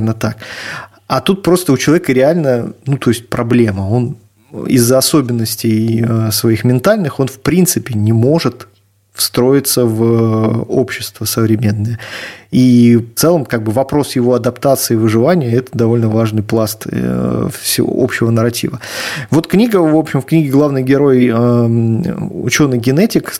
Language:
Russian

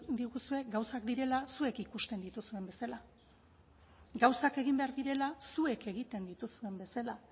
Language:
Basque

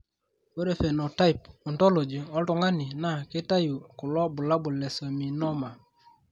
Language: Masai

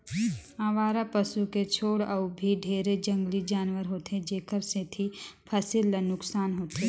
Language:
Chhattisgarhi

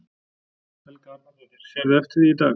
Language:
Icelandic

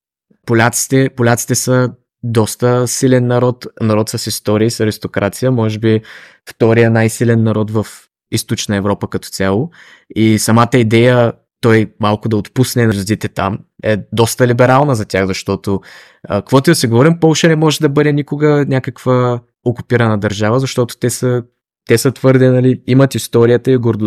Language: Bulgarian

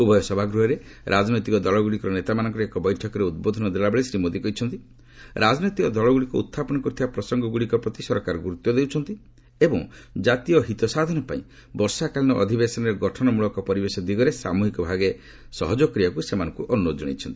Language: Odia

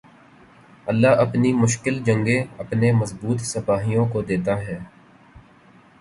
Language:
Urdu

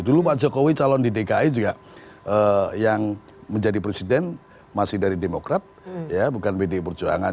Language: Indonesian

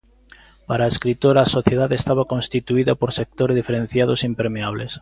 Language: Galician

